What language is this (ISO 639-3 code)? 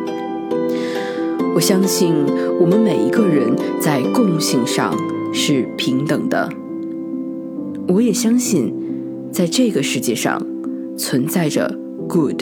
zho